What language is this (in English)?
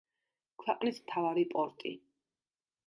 Georgian